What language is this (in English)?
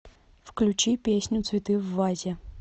Russian